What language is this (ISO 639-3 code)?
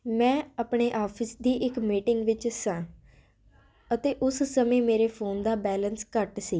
pan